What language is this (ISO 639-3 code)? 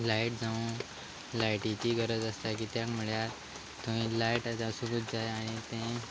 kok